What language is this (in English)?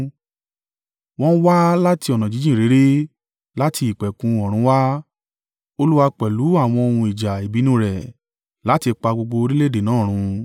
Yoruba